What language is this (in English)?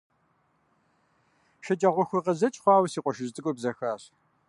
Kabardian